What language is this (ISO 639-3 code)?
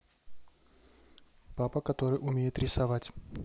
rus